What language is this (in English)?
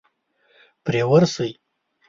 Pashto